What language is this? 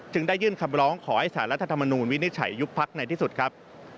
Thai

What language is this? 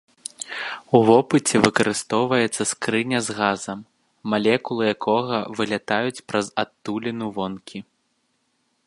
Belarusian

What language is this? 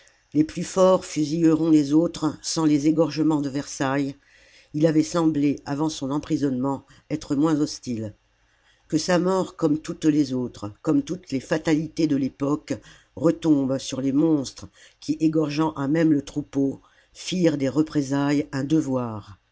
French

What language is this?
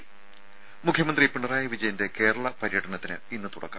Malayalam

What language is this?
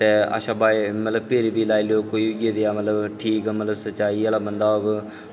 Dogri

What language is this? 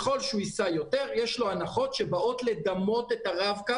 Hebrew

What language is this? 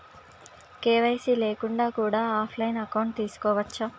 Telugu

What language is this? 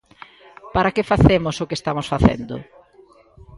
Galician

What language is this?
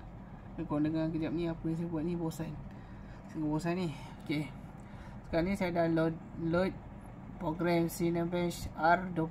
Malay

